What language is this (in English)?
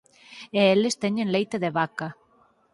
Galician